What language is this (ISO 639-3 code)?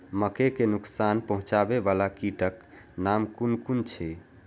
mai